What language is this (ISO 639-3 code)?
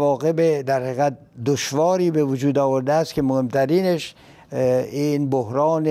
fas